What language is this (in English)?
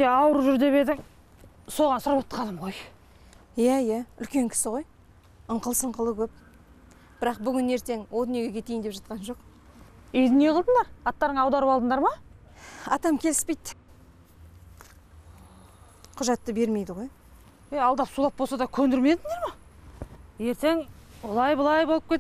Turkish